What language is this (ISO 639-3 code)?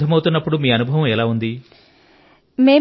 tel